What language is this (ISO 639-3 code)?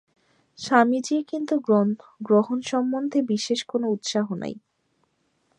ben